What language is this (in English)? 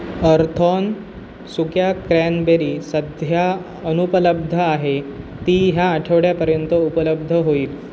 Marathi